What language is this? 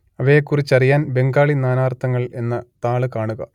Malayalam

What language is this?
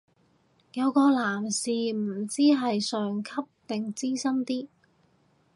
Cantonese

